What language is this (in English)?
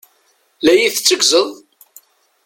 Kabyle